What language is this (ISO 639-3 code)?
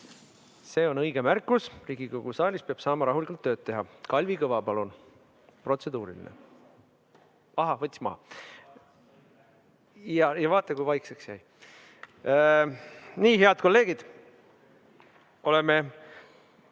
est